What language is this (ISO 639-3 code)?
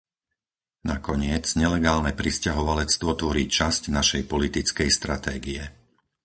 slk